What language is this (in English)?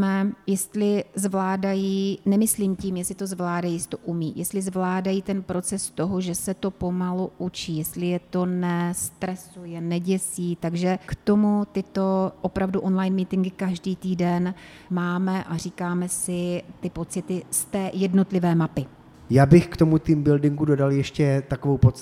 Czech